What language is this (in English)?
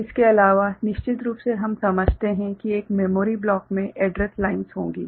Hindi